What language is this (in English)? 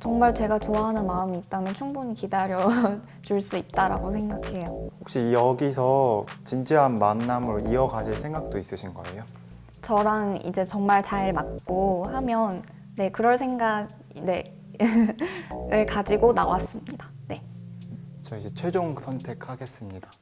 Korean